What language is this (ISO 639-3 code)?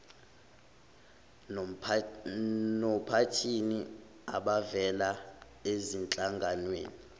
zul